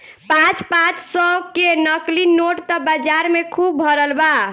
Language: Bhojpuri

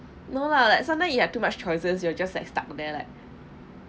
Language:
English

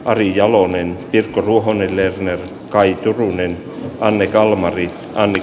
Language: Finnish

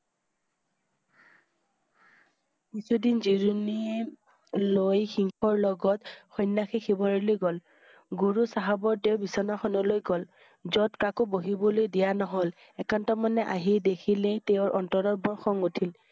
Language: Assamese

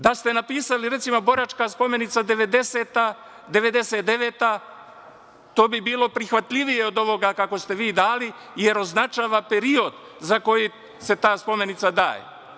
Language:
Serbian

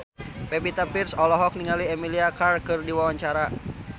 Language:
Sundanese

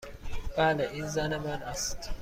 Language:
Persian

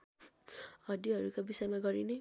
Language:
Nepali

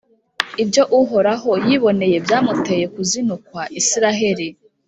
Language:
Kinyarwanda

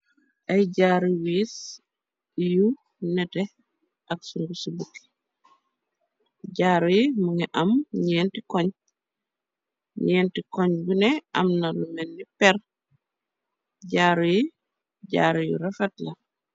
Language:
Wolof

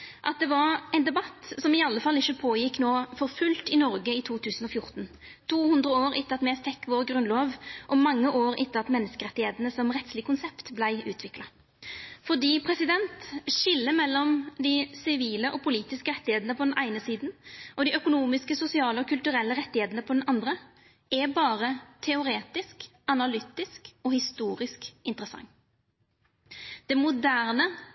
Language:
Norwegian Nynorsk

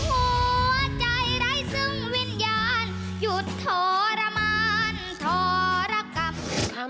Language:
Thai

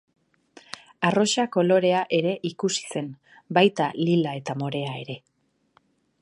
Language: Basque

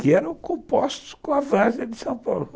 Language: Portuguese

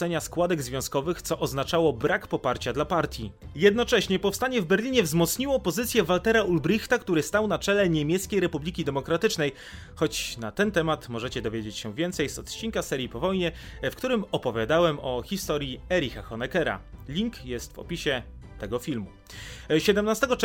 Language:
Polish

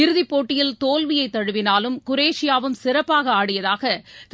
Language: Tamil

